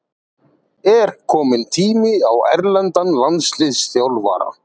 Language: Icelandic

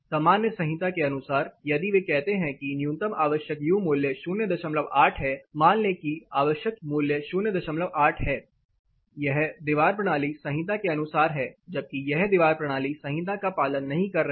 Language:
Hindi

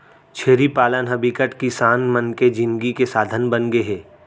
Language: Chhattisgarhi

